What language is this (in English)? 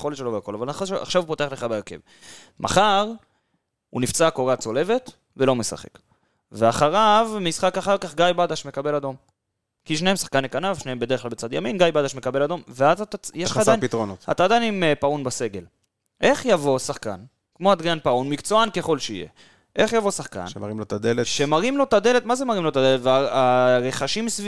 Hebrew